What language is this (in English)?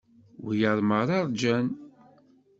Kabyle